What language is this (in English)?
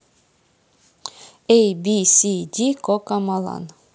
Russian